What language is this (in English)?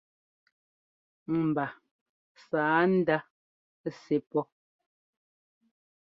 Ngomba